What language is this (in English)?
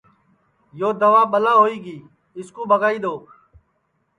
Sansi